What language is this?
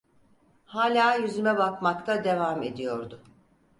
Turkish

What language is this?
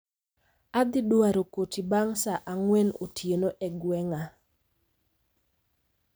Luo (Kenya and Tanzania)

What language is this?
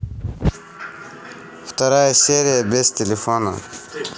Russian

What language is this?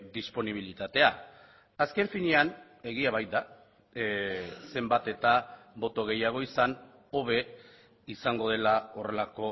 Basque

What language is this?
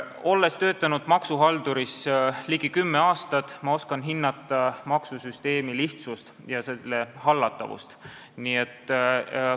Estonian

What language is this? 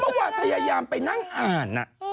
Thai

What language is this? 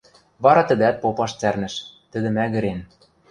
Western Mari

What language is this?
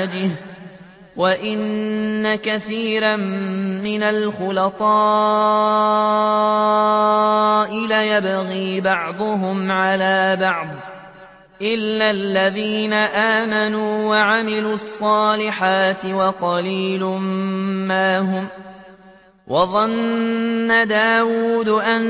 Arabic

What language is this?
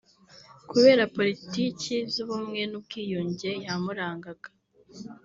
Kinyarwanda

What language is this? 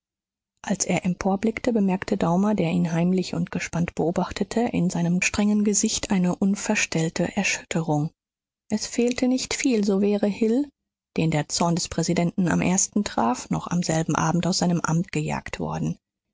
German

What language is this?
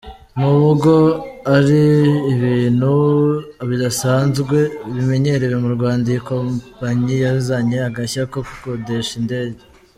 Kinyarwanda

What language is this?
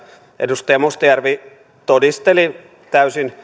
Finnish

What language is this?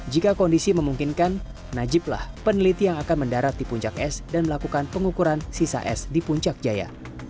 Indonesian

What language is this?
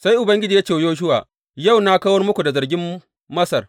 Hausa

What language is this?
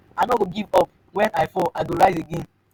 Nigerian Pidgin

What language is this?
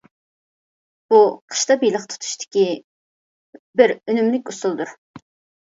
Uyghur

